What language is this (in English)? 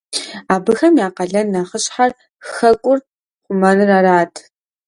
Kabardian